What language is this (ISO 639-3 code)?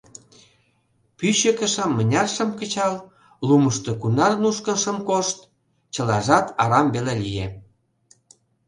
chm